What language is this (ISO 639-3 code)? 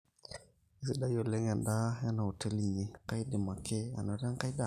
mas